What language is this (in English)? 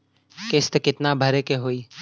Bhojpuri